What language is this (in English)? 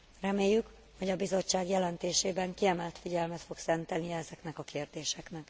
Hungarian